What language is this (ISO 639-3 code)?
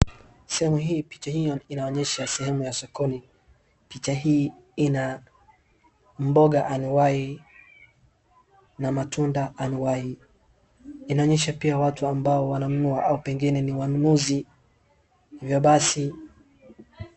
swa